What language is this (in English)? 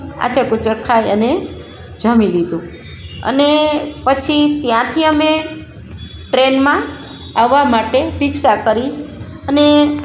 Gujarati